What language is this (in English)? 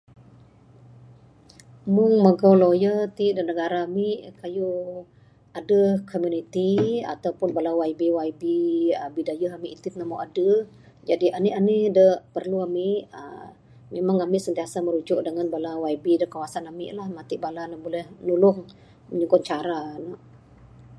Bukar-Sadung Bidayuh